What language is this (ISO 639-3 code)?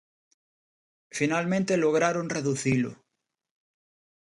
glg